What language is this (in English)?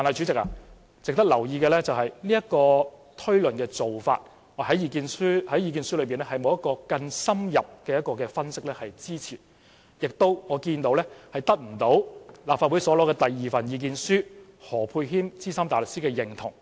Cantonese